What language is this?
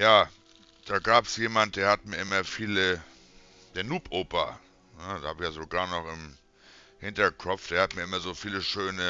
German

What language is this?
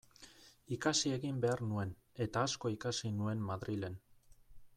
Basque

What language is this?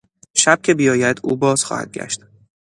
Persian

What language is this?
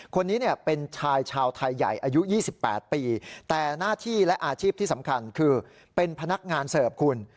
Thai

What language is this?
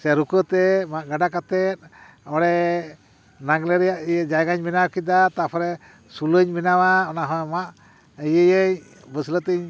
Santali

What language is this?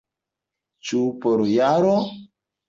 Esperanto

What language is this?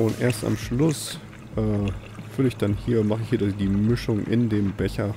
German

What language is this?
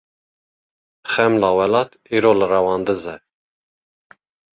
Kurdish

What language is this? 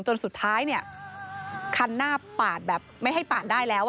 Thai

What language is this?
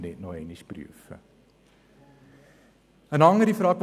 Swiss German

